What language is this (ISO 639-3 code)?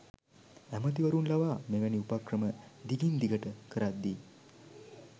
sin